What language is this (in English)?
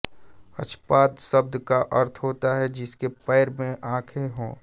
Hindi